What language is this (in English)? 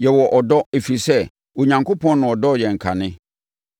Akan